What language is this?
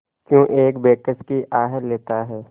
Hindi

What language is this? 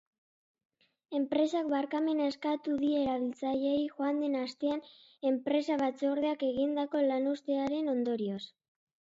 Basque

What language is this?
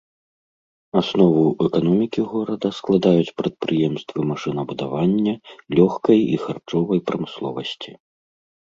Belarusian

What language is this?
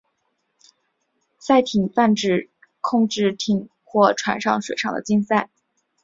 Chinese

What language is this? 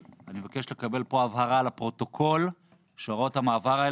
Hebrew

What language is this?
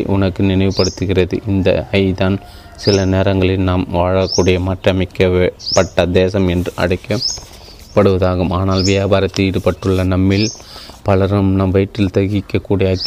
Tamil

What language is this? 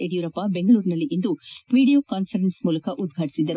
Kannada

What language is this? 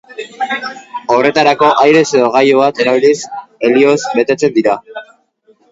Basque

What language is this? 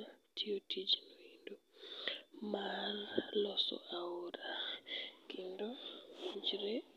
Luo (Kenya and Tanzania)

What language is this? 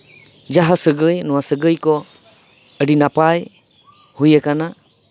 Santali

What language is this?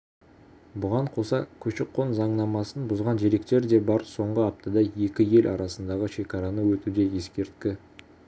Kazakh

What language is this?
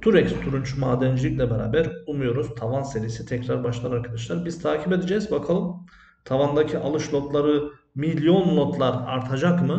Turkish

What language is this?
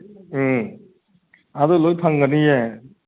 Manipuri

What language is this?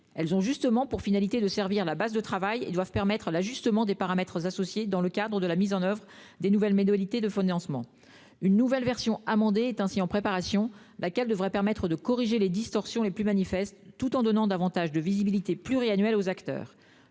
French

